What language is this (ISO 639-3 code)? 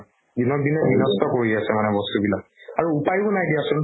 asm